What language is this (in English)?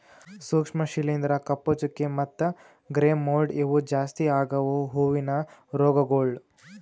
Kannada